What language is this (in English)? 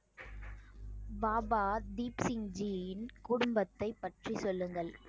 Tamil